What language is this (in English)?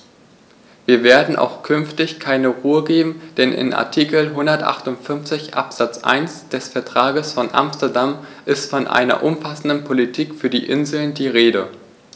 German